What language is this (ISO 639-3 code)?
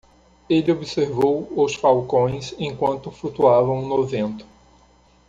por